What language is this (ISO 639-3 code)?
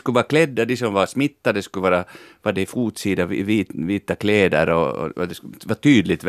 swe